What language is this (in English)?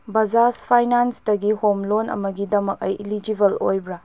Manipuri